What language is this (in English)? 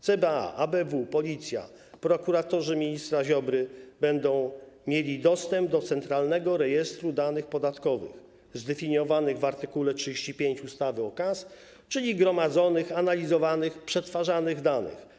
Polish